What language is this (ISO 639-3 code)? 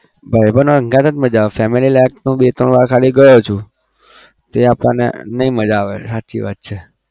guj